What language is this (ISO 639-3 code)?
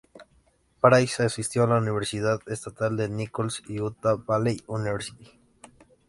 spa